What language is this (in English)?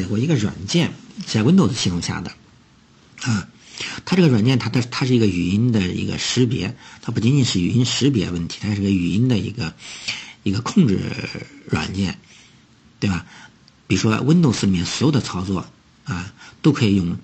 Chinese